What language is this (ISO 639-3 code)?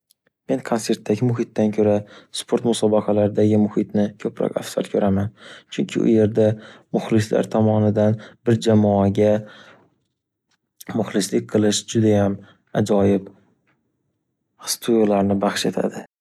uzb